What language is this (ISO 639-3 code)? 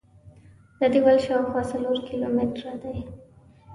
pus